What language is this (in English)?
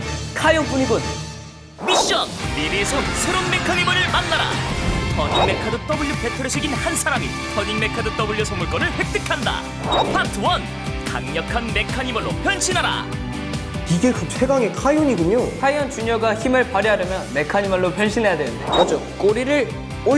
Korean